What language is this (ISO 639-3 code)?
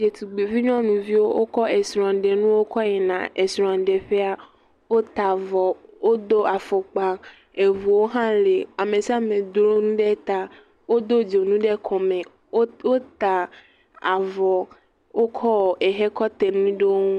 ewe